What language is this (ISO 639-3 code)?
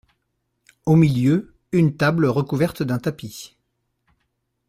fra